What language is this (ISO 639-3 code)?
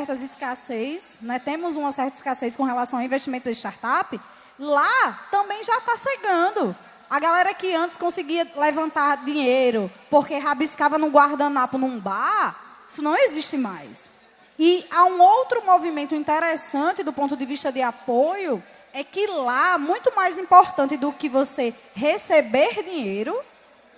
por